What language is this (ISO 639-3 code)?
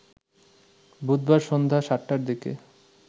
ben